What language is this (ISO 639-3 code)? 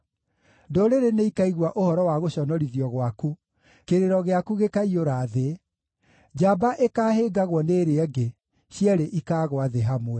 kik